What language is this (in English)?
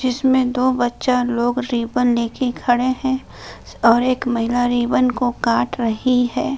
Hindi